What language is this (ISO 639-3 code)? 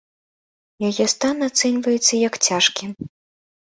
bel